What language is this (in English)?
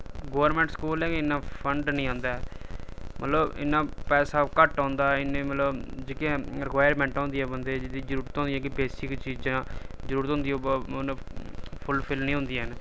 Dogri